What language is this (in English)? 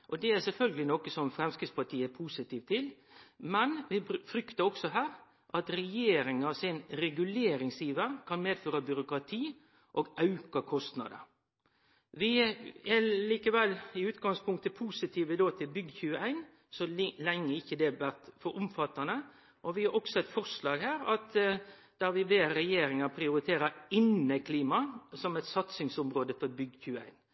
Norwegian Nynorsk